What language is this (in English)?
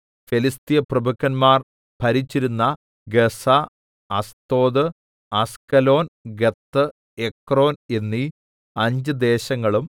Malayalam